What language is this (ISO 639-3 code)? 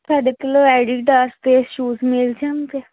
pan